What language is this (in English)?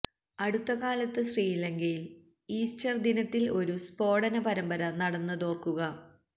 Malayalam